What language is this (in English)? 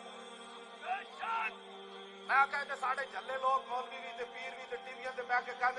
Turkish